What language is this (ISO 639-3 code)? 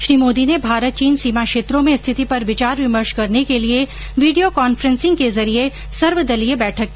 hin